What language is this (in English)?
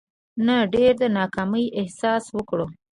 Pashto